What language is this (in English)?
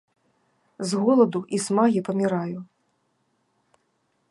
Belarusian